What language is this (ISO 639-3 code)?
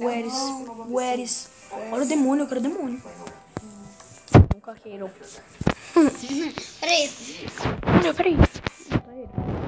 por